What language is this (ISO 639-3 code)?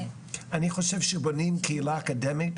heb